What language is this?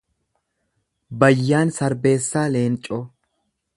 Oromo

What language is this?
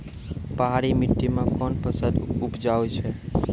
Maithili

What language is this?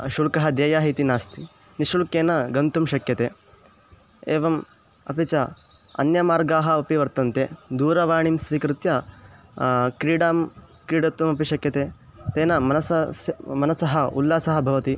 Sanskrit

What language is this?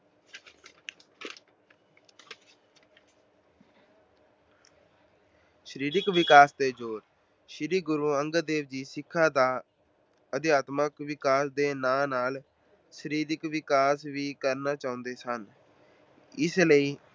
Punjabi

